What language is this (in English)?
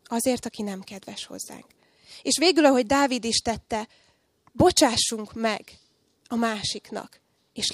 Hungarian